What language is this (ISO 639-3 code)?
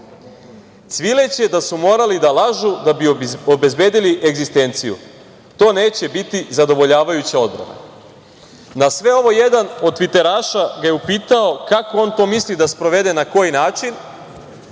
srp